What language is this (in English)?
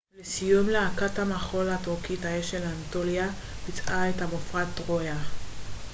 Hebrew